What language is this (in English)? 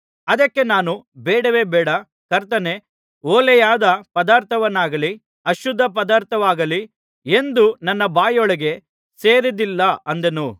Kannada